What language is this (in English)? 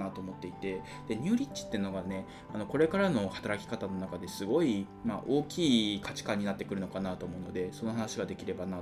Japanese